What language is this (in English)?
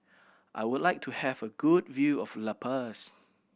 English